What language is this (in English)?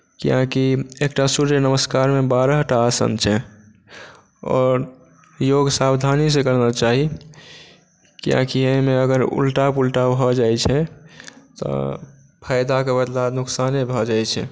Maithili